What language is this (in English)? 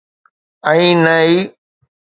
Sindhi